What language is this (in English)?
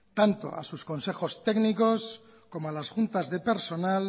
Spanish